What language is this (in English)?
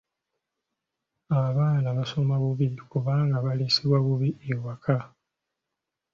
Ganda